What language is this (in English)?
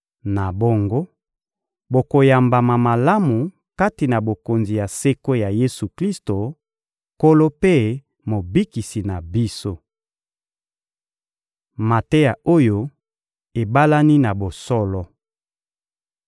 Lingala